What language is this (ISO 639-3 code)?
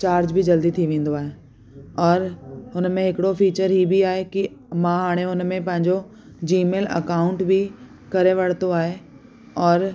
snd